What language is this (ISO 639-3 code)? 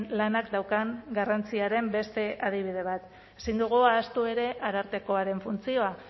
eus